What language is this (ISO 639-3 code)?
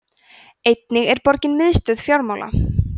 isl